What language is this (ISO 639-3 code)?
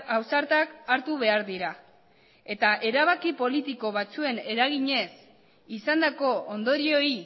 eus